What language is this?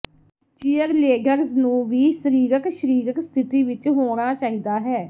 Punjabi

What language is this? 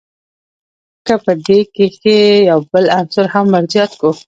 Pashto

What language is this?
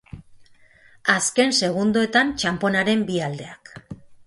Basque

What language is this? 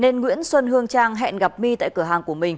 Vietnamese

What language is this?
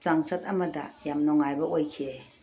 Manipuri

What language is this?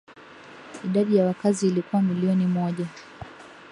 Swahili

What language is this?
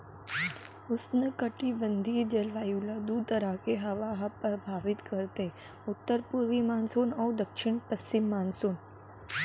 Chhattisgarhi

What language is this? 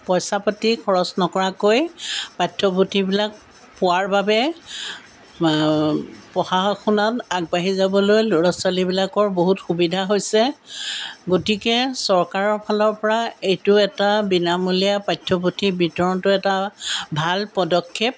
Assamese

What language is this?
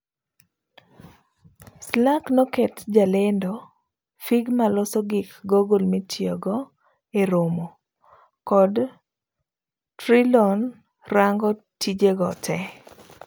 Luo (Kenya and Tanzania)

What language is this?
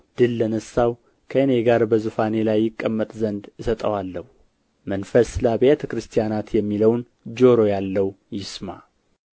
Amharic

